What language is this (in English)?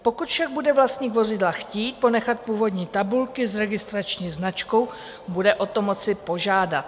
Czech